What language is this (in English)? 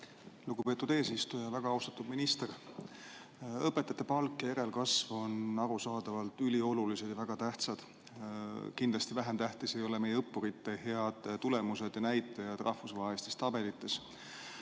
Estonian